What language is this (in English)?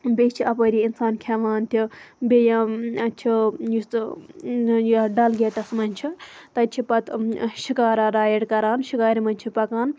Kashmiri